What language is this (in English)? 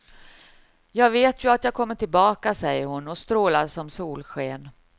Swedish